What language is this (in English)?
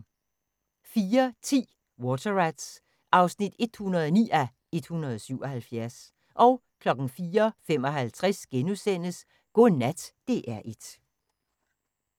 Danish